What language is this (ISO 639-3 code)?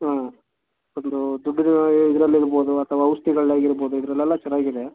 kan